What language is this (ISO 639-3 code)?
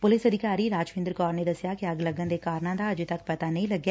pan